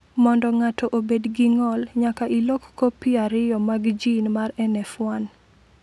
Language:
Luo (Kenya and Tanzania)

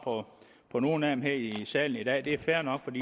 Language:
Danish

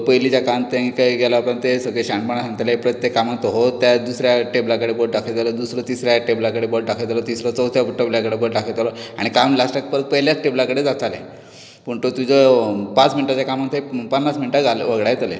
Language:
Konkani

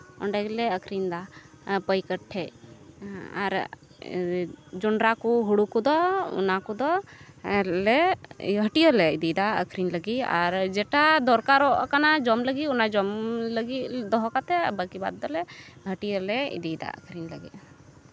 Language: Santali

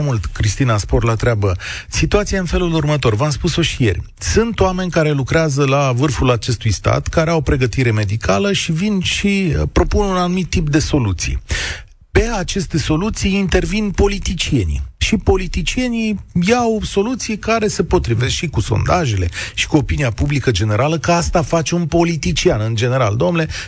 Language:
Romanian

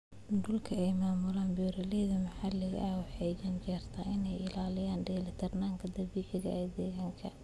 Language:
Somali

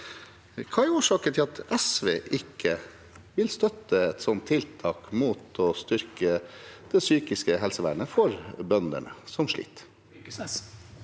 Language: Norwegian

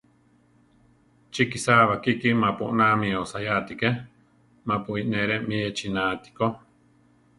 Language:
Central Tarahumara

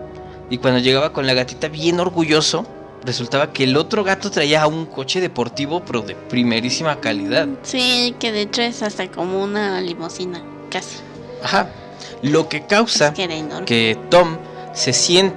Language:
Spanish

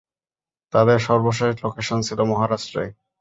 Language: Bangla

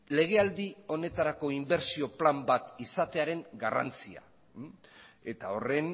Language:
Basque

